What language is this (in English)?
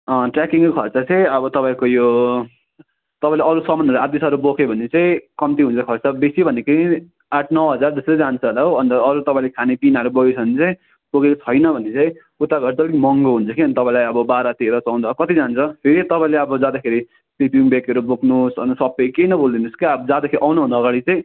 Nepali